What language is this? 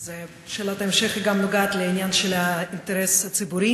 Hebrew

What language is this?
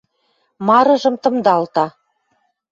Western Mari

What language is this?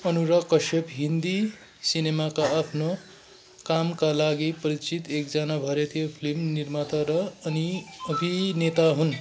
Nepali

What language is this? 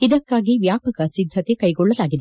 Kannada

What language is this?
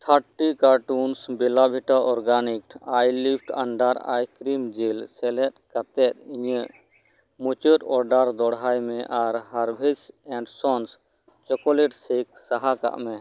Santali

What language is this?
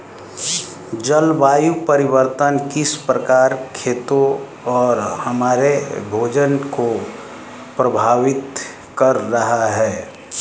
Hindi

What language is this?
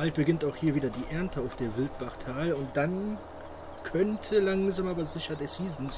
German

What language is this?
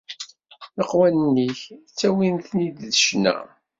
Kabyle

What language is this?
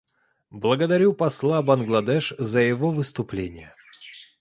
Russian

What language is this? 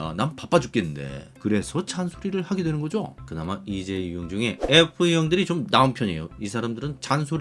Korean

